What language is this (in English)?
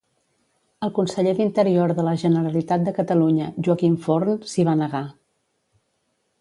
Catalan